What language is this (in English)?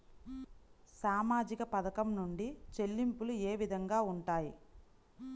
Telugu